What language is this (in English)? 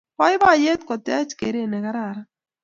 Kalenjin